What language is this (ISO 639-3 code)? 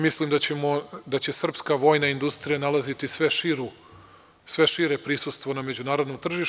srp